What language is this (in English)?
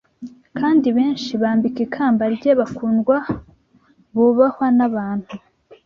Kinyarwanda